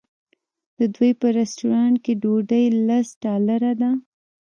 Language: Pashto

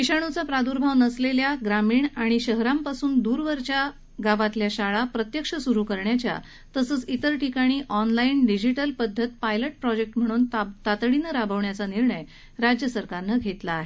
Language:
Marathi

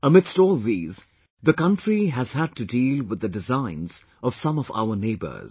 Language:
English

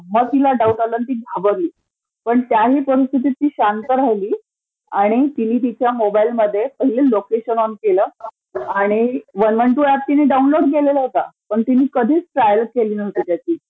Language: Marathi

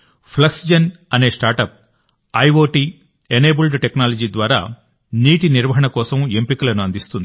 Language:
Telugu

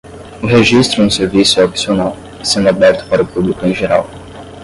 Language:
Portuguese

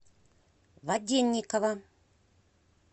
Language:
Russian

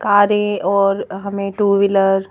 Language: Hindi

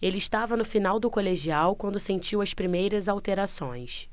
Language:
Portuguese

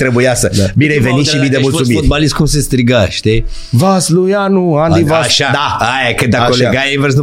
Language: Romanian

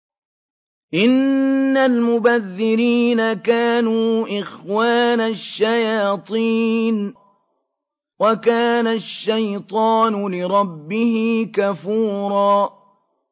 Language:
Arabic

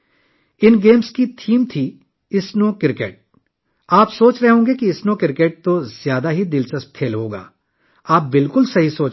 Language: Urdu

